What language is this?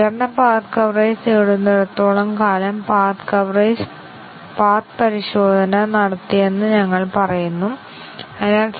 Malayalam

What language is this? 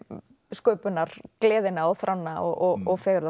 Icelandic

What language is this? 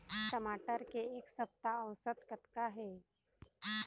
Chhattisgarhi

